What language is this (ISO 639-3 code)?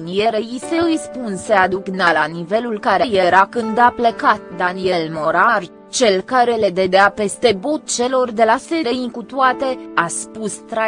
ron